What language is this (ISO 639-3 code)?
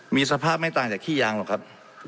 tha